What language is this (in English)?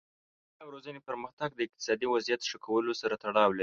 Pashto